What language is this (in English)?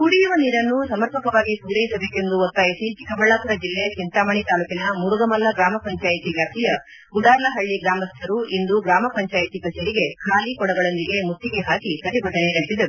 Kannada